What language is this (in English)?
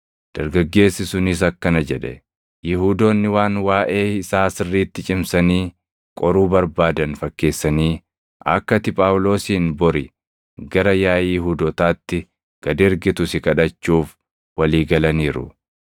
Oromo